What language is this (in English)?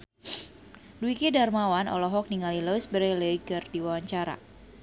Sundanese